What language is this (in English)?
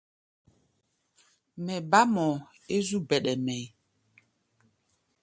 Gbaya